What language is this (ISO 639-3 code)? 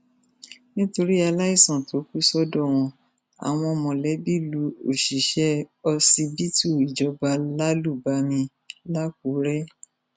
yor